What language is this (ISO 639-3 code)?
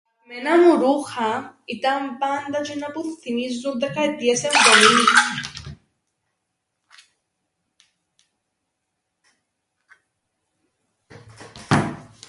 ell